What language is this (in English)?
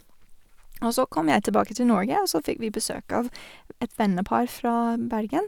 Norwegian